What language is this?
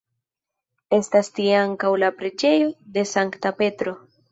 Esperanto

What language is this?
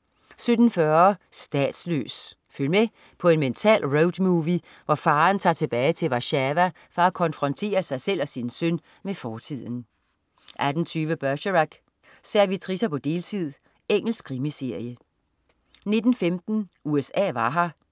Danish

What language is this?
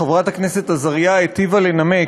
Hebrew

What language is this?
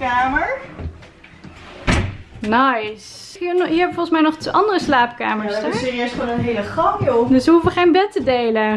Dutch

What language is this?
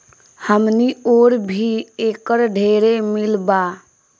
Bhojpuri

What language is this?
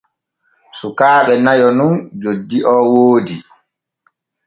Borgu Fulfulde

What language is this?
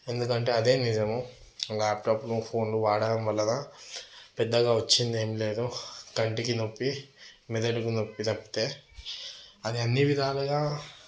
Telugu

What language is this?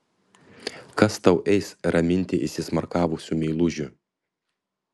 Lithuanian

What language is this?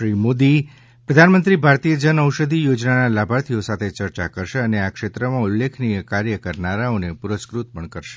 Gujarati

